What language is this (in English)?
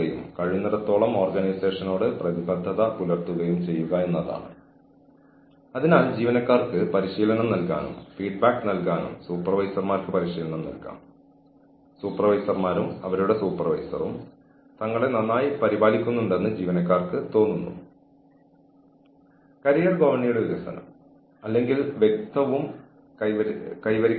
Malayalam